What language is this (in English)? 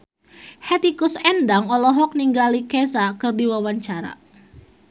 Sundanese